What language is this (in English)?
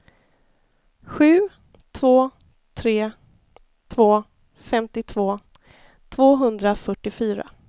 Swedish